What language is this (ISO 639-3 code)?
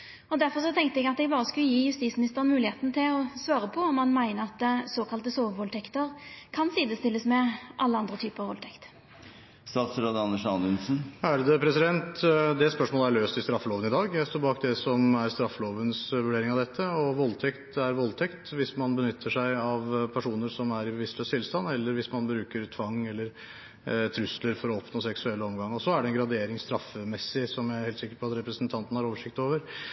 nor